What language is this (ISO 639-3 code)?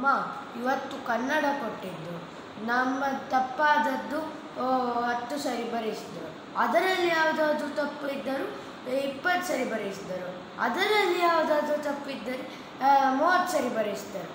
ita